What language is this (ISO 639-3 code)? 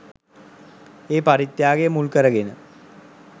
sin